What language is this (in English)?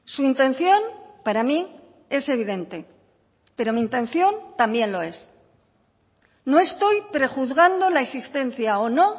Spanish